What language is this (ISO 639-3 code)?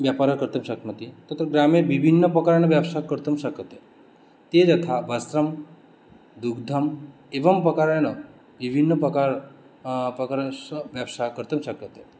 san